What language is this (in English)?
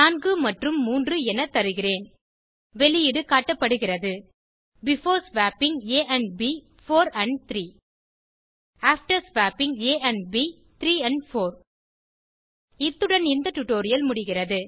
Tamil